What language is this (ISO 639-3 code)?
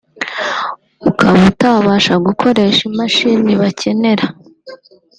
kin